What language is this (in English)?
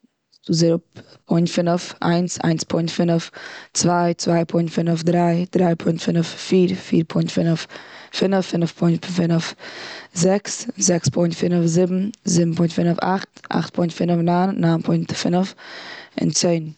Yiddish